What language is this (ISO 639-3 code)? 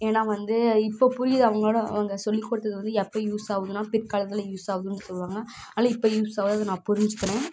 tam